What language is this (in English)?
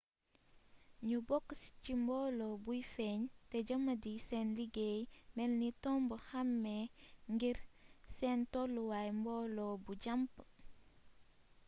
Wolof